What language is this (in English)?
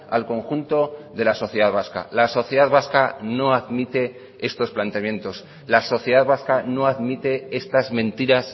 Spanish